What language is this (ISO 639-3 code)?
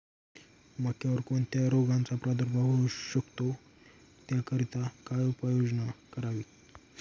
mar